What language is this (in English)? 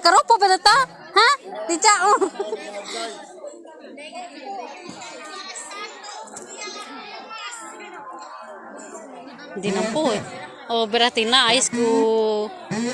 Indonesian